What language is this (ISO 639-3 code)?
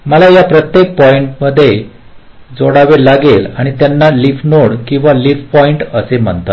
mar